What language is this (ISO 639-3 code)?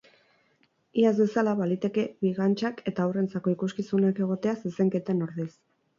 eus